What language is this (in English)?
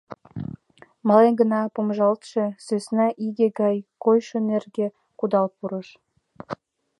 Mari